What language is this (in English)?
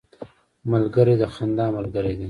Pashto